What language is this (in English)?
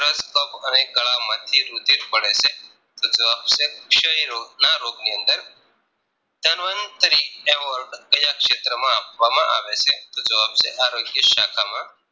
Gujarati